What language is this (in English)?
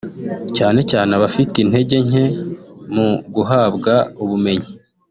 Kinyarwanda